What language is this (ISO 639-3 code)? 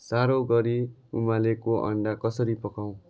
nep